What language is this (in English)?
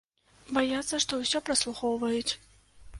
Belarusian